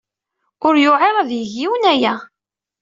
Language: Kabyle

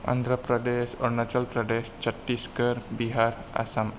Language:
Bodo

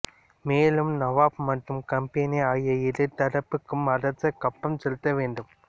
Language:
Tamil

